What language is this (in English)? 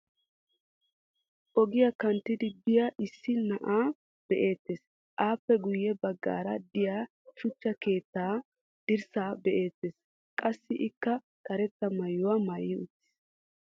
Wolaytta